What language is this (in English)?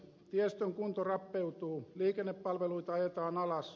Finnish